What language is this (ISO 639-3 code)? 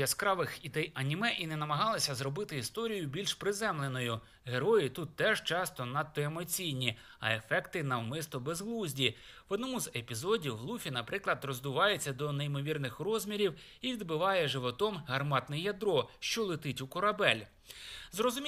ukr